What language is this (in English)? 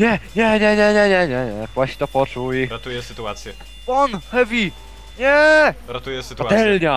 Polish